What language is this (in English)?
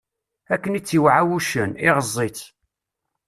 Kabyle